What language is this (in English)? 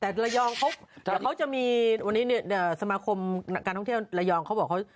Thai